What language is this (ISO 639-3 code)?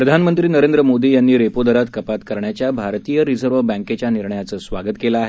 mar